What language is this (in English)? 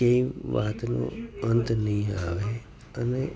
Gujarati